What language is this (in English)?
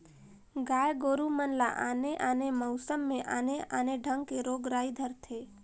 Chhattisgarhi